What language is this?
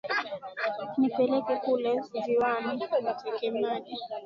Swahili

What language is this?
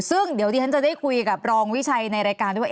Thai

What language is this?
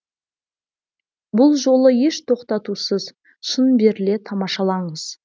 Kazakh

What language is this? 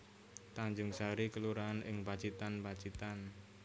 Javanese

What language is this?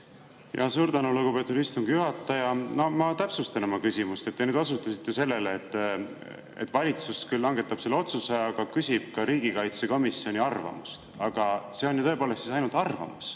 Estonian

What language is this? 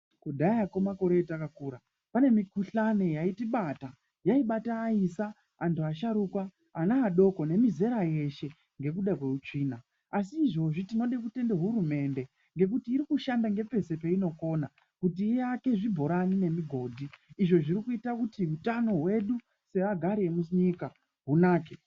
Ndau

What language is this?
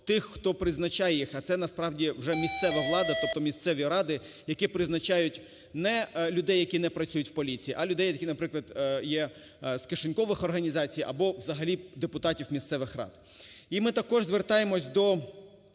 Ukrainian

